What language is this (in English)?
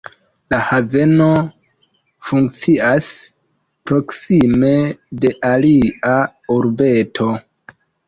Esperanto